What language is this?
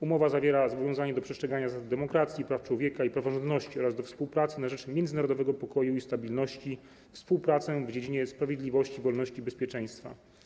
Polish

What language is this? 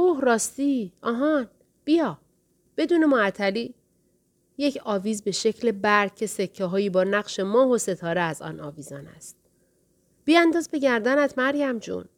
Persian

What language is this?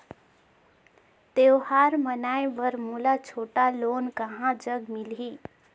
Chhattisgarhi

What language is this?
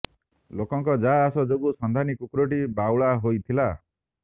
Odia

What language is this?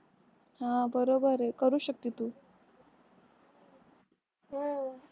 Marathi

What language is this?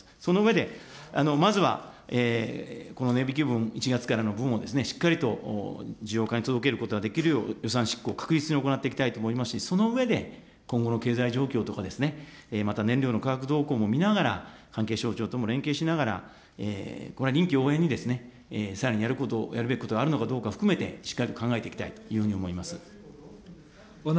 Japanese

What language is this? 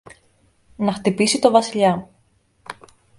Greek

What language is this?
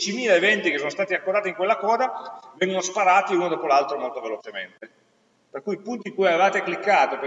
Italian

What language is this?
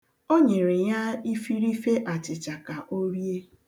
Igbo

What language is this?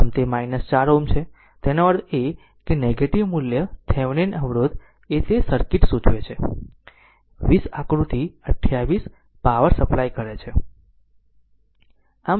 Gujarati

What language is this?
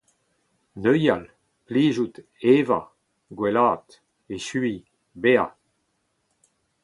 Breton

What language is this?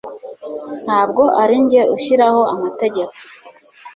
Kinyarwanda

